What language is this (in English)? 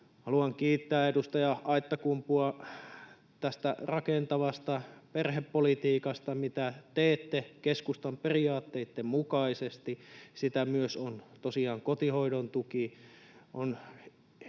Finnish